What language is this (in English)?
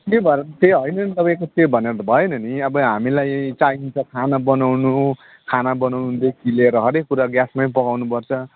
Nepali